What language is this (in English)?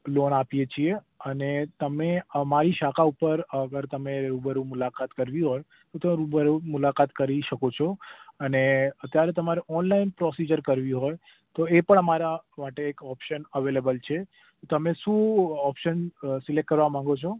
Gujarati